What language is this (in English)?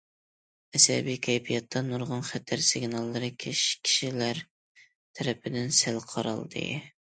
Uyghur